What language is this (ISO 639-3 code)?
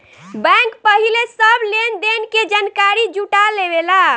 bho